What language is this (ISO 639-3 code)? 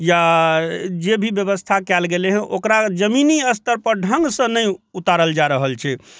mai